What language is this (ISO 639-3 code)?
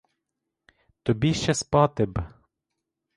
ukr